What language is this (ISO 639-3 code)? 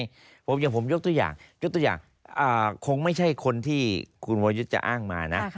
tha